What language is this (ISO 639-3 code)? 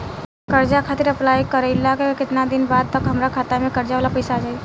bho